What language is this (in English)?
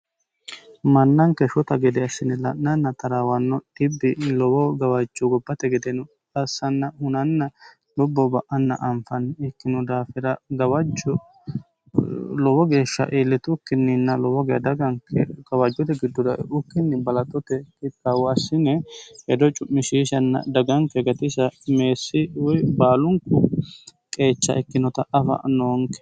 Sidamo